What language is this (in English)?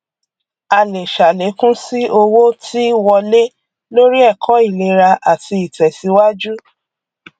Yoruba